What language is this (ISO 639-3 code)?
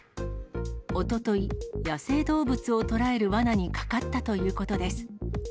jpn